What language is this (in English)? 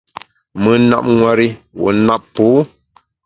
Bamun